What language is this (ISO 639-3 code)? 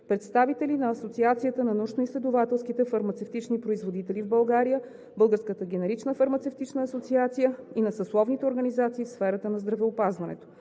bul